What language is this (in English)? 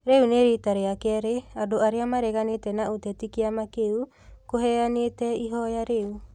Kikuyu